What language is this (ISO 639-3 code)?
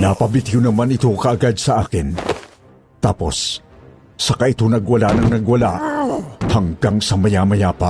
fil